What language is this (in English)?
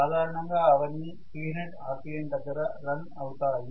Telugu